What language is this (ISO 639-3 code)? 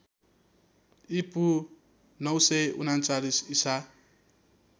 nep